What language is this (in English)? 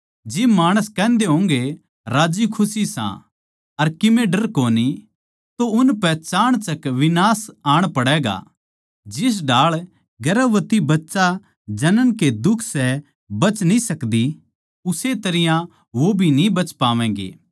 Haryanvi